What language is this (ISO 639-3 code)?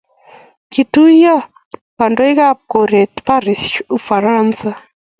kln